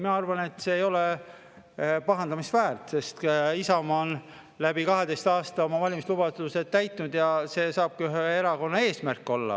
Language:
Estonian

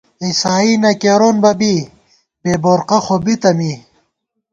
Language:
Gawar-Bati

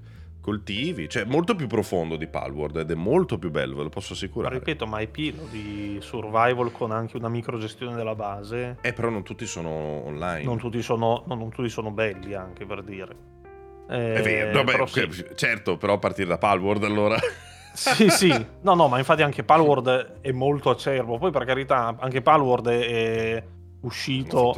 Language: Italian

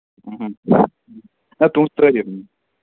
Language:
Kashmiri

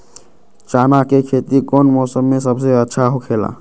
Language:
Magahi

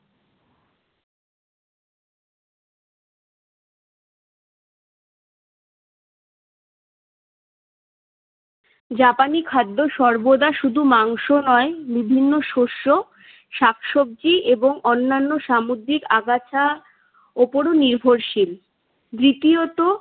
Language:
Bangla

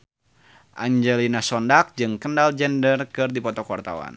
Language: Sundanese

